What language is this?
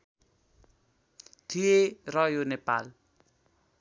Nepali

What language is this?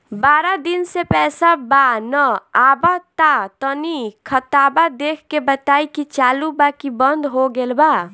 Bhojpuri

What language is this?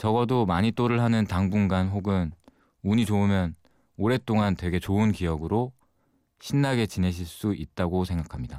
Korean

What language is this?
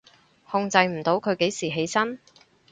Cantonese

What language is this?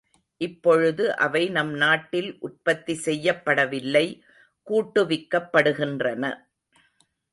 Tamil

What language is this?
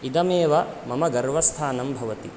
Sanskrit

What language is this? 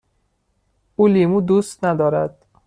Persian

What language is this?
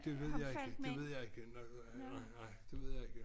Danish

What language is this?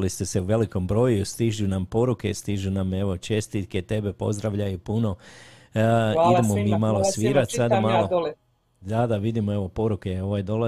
Croatian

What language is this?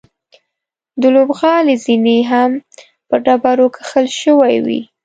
Pashto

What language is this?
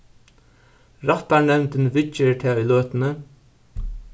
Faroese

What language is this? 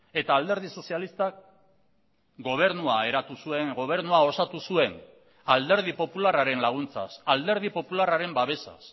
Basque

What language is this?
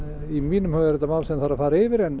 Icelandic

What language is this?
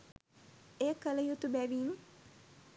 Sinhala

